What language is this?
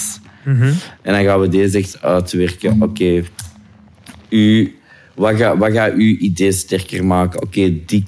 Dutch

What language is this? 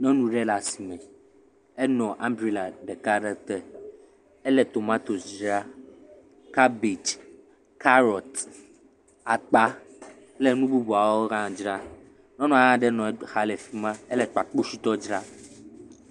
Ewe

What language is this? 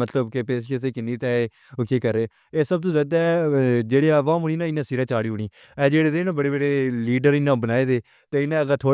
Pahari-Potwari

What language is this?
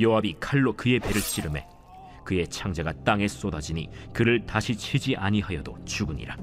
Korean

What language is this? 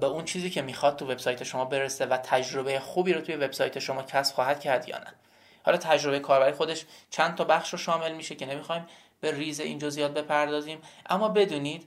Persian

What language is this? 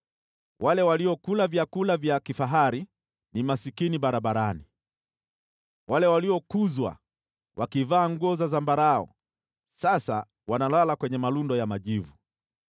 Swahili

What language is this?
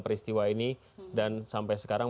Indonesian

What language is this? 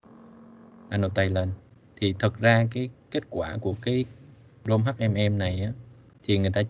Vietnamese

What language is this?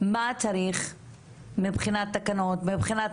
Hebrew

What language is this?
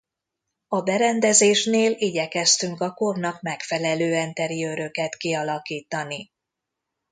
Hungarian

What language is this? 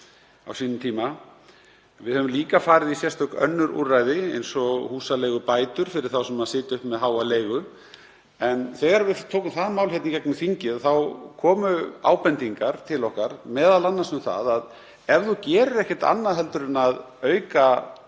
Icelandic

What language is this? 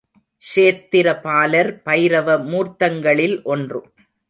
Tamil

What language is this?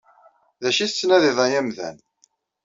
Kabyle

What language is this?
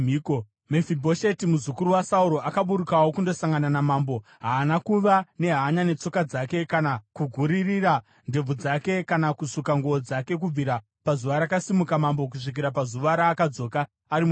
Shona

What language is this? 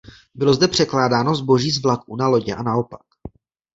Czech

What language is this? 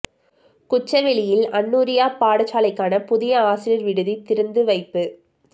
Tamil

